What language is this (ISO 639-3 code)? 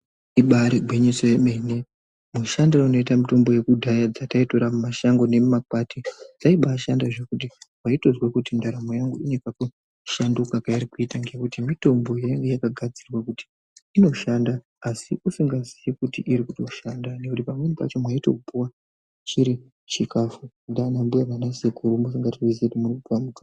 ndc